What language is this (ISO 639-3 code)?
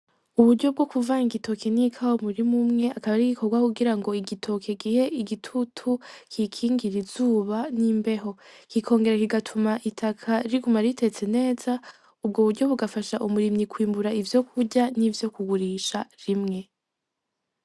run